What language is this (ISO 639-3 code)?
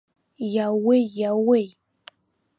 abk